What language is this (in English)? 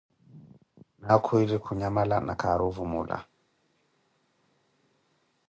Koti